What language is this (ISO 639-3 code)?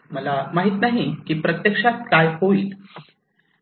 mar